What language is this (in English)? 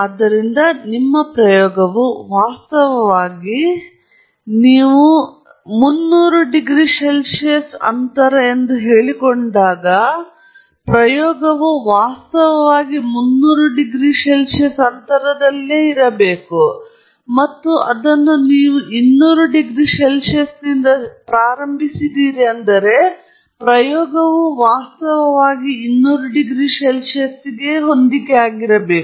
Kannada